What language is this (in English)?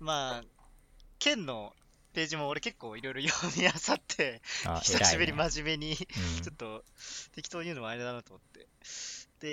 Japanese